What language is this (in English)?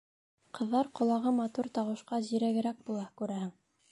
Bashkir